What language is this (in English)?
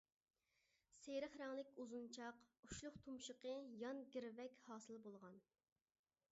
Uyghur